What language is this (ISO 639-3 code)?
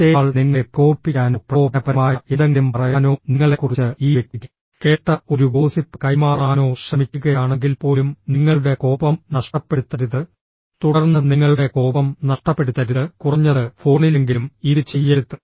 mal